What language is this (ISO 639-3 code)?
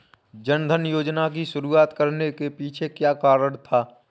hin